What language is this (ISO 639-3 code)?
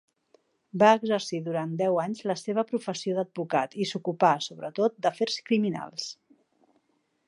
cat